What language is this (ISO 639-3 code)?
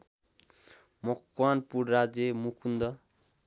nep